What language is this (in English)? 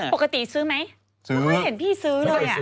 Thai